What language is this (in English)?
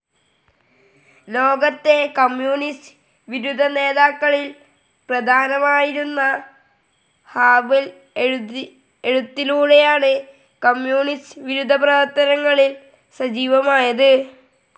Malayalam